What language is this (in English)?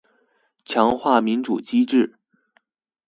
Chinese